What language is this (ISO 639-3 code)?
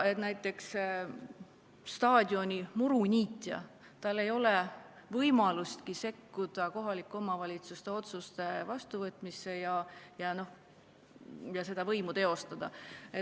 est